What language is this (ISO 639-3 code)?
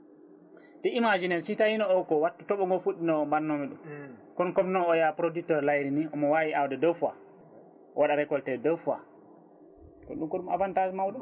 ful